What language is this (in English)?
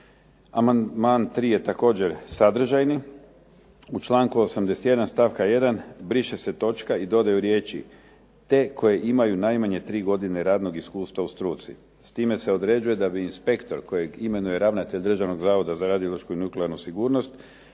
Croatian